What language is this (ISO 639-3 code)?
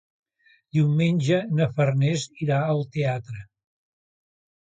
cat